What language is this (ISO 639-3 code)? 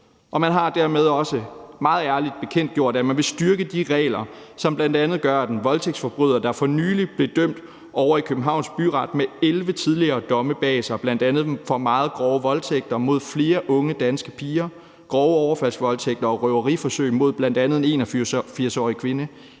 dan